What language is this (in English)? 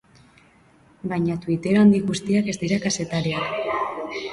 Basque